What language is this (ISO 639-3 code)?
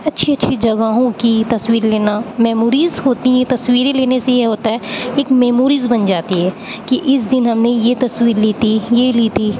urd